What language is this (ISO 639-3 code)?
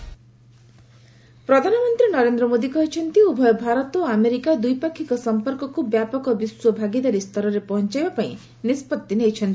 ori